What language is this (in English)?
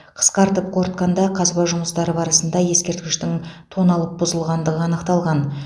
Kazakh